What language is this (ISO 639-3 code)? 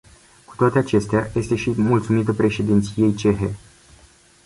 ron